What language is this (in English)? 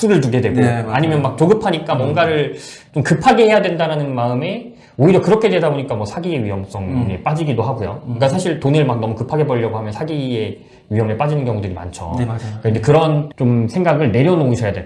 Korean